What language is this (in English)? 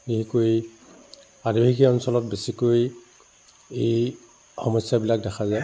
Assamese